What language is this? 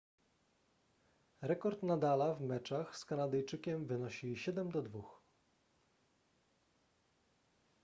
Polish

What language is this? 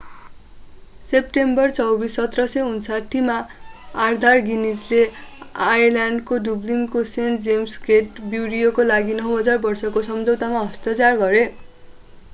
Nepali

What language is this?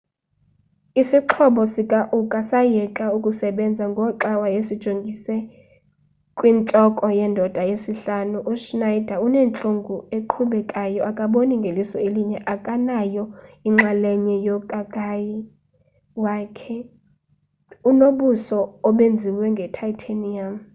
Xhosa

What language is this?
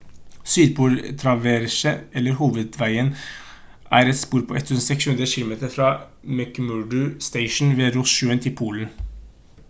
Norwegian Bokmål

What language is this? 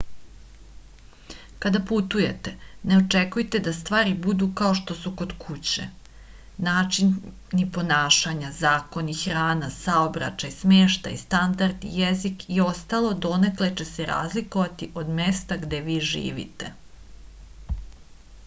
Serbian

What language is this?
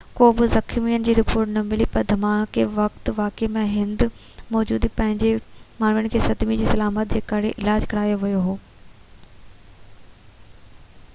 Sindhi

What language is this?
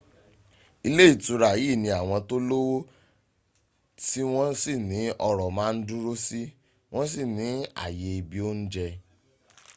Yoruba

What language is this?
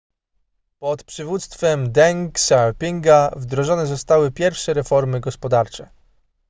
Polish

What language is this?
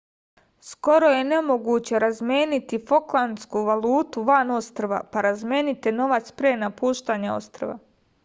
Serbian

